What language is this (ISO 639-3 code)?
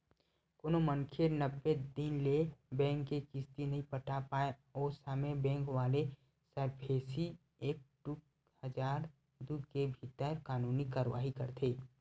hne